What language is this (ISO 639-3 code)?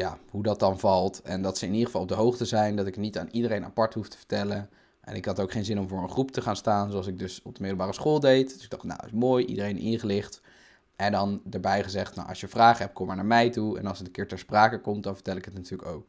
nld